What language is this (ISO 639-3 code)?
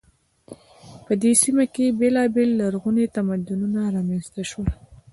pus